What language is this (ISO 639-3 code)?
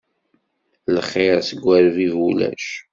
kab